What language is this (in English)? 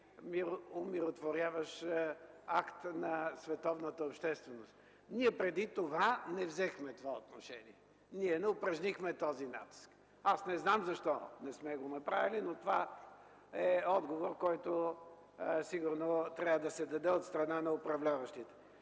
Bulgarian